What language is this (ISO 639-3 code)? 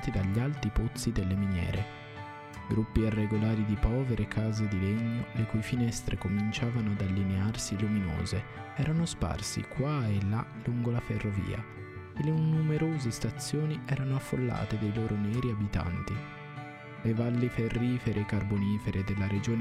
ita